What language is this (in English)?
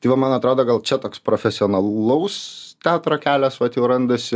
Lithuanian